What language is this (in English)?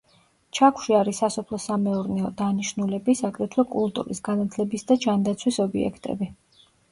Georgian